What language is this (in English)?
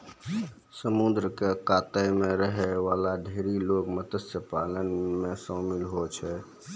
Maithili